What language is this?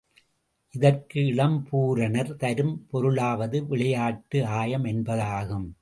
Tamil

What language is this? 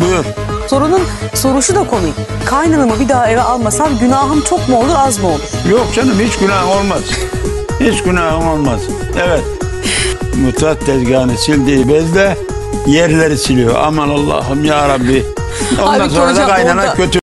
Turkish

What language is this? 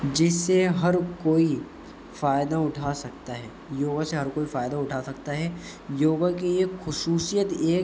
Urdu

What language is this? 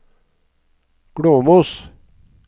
Norwegian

